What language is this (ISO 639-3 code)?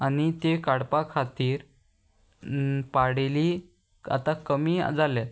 kok